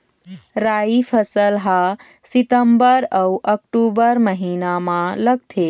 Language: Chhattisgarhi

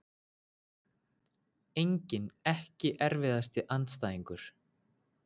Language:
Icelandic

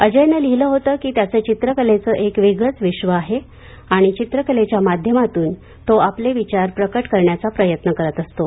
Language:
Marathi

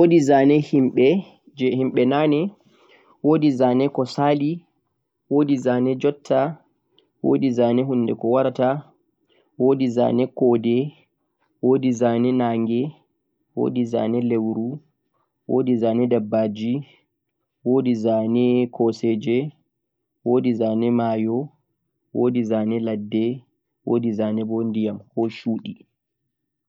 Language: Central-Eastern Niger Fulfulde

